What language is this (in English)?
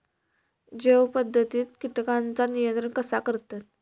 Marathi